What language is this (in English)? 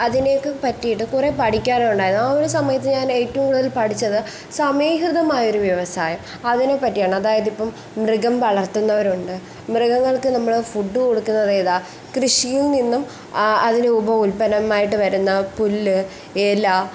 Malayalam